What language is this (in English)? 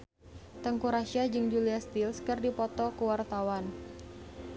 Sundanese